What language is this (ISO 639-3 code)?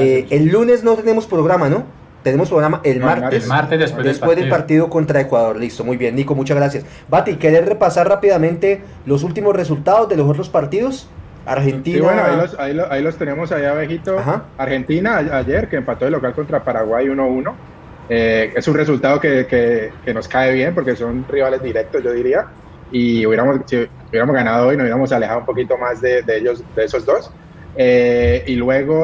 spa